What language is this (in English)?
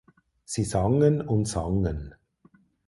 German